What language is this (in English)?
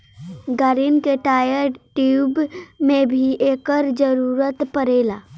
Bhojpuri